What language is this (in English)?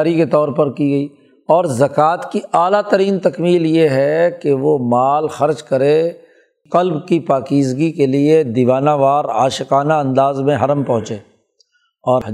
Urdu